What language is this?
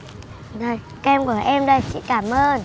Vietnamese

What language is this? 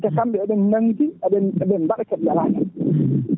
Fula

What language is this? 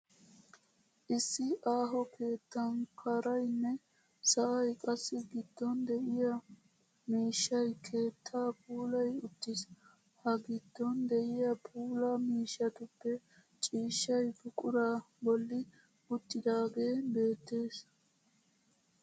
Wolaytta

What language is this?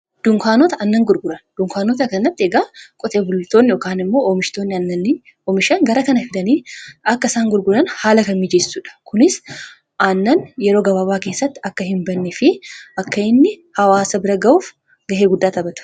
Oromo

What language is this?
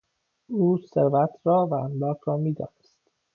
Persian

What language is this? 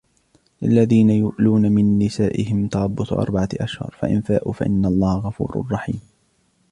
Arabic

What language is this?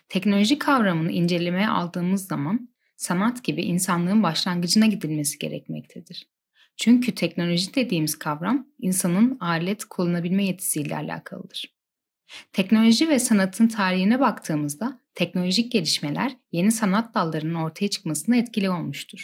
Turkish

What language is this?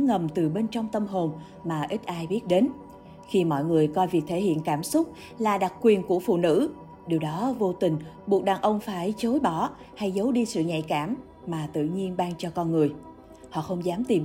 Vietnamese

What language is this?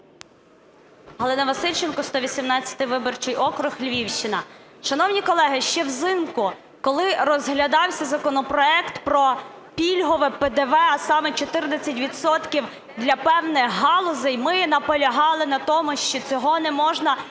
Ukrainian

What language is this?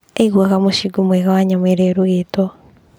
Kikuyu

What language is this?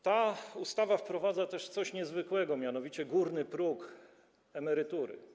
Polish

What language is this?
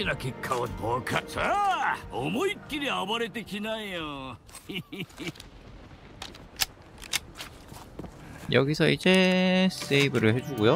Korean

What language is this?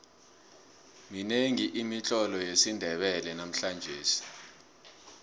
South Ndebele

